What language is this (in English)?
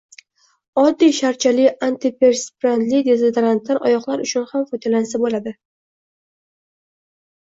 Uzbek